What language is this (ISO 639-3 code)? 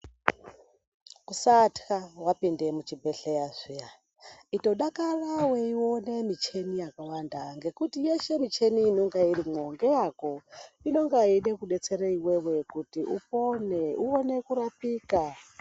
ndc